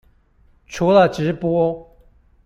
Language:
Chinese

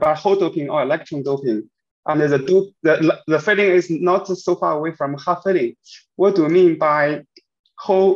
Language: English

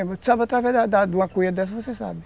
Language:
Portuguese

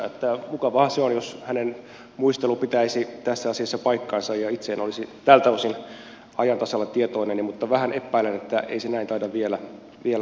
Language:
Finnish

